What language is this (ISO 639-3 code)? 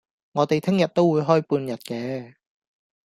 yue